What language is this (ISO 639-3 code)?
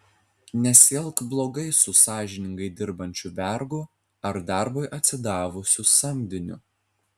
lit